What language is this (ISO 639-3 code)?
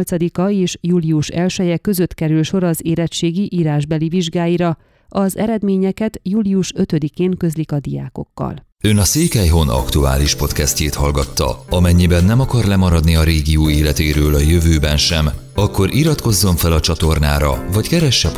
hun